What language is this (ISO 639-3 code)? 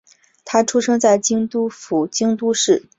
zho